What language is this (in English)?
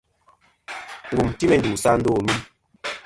Kom